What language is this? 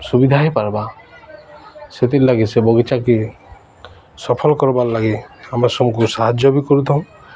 Odia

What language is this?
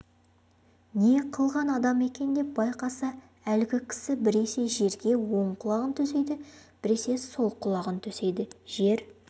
Kazakh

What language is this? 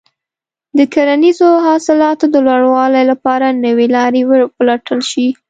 Pashto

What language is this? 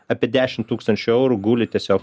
Lithuanian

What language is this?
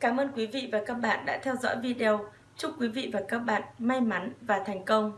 Vietnamese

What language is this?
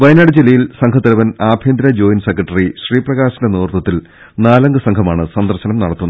Malayalam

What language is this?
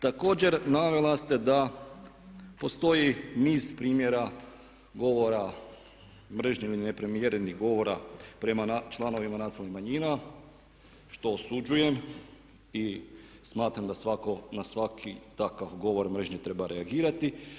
Croatian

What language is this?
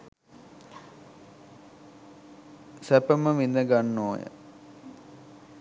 Sinhala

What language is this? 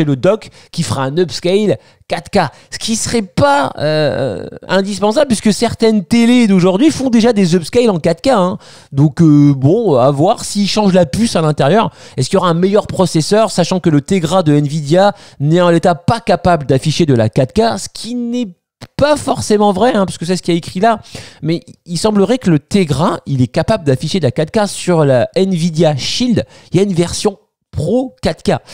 French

